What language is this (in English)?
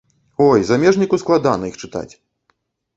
Belarusian